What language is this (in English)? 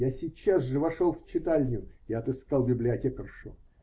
Russian